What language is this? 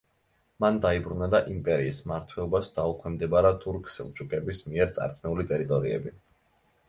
Georgian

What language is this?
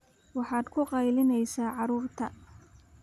Somali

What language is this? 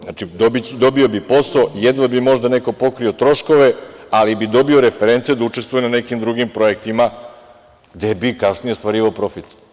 Serbian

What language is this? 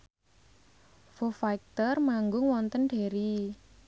Javanese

